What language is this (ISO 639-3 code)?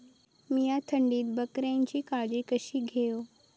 mar